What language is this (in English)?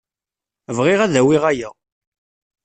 Kabyle